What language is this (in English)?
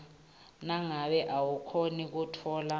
Swati